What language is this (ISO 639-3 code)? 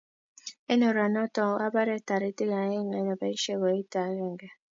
kln